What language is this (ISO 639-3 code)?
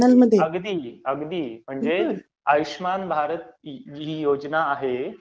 mar